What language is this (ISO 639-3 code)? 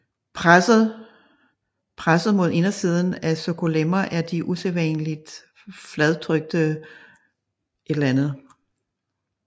dan